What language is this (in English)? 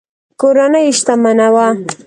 Pashto